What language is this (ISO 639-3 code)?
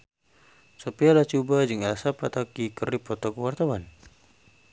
sun